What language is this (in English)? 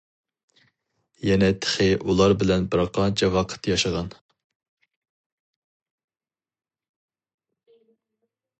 Uyghur